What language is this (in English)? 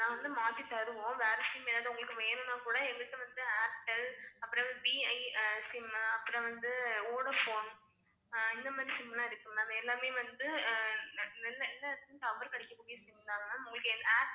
Tamil